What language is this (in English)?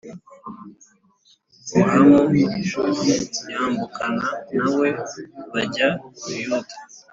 Kinyarwanda